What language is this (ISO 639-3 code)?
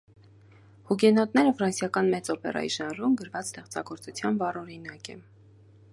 hye